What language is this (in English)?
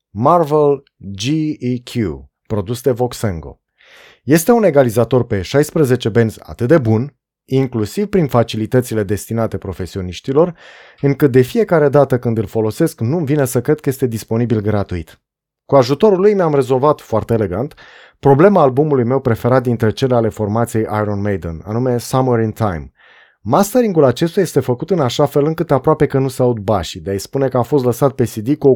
Romanian